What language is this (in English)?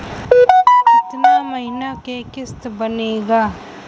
Bhojpuri